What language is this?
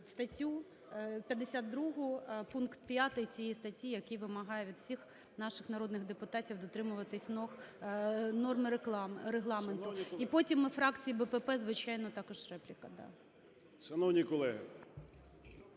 Ukrainian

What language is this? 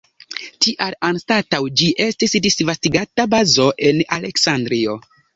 Esperanto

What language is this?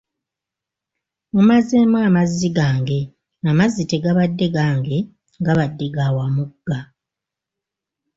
Ganda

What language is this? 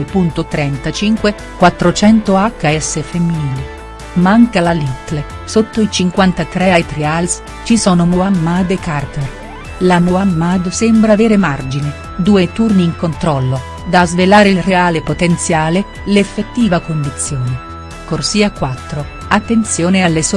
Italian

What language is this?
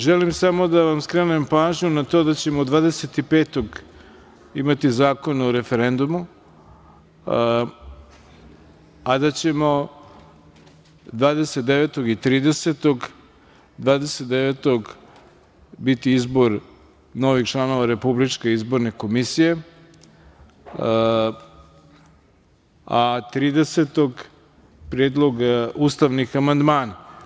Serbian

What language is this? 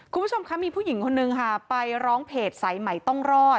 Thai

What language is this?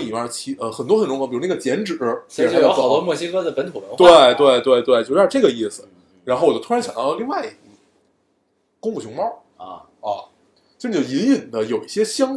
Chinese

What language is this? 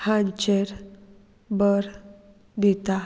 Konkani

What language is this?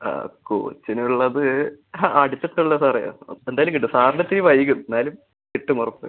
Malayalam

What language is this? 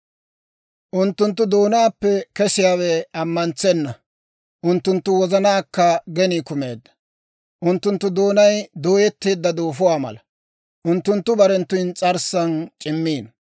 Dawro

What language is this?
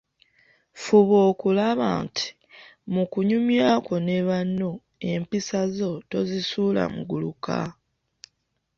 Ganda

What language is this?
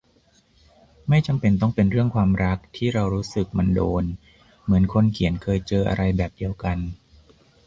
Thai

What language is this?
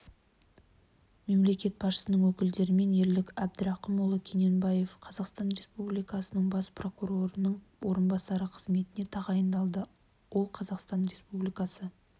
Kazakh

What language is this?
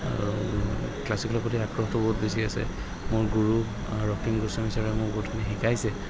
Assamese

